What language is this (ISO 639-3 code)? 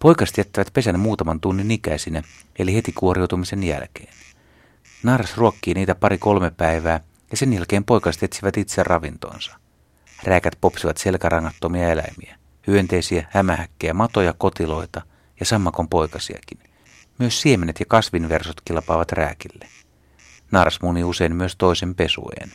fin